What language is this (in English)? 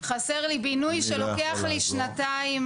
Hebrew